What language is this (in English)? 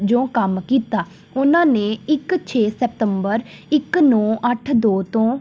Punjabi